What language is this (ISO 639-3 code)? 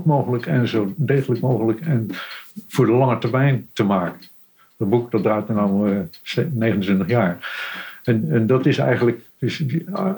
nld